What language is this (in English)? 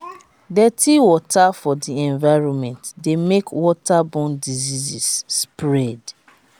Nigerian Pidgin